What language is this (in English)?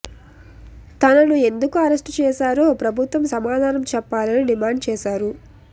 Telugu